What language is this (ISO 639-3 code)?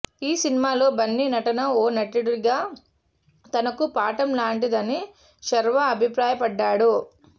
tel